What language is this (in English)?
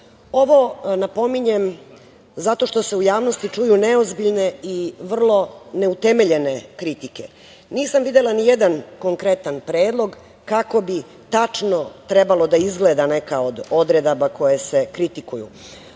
Serbian